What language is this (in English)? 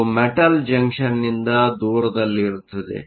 Kannada